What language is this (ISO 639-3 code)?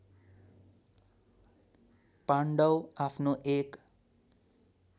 nep